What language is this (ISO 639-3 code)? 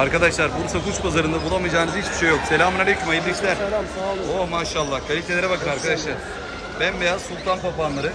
tur